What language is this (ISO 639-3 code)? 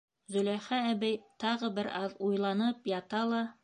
bak